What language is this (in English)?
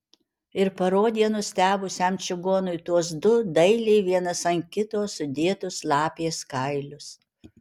Lithuanian